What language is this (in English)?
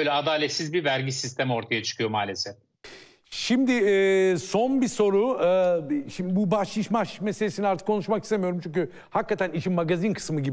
Turkish